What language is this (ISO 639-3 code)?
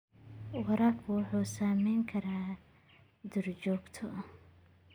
som